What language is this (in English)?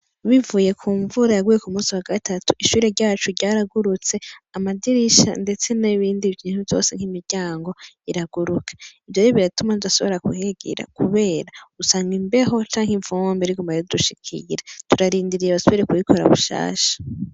Rundi